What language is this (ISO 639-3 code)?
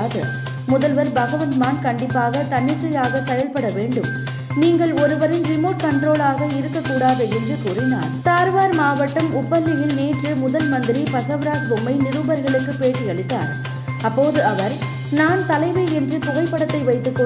tam